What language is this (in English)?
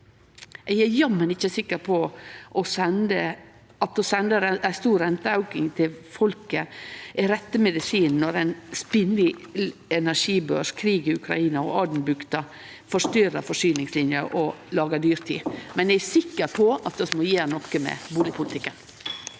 Norwegian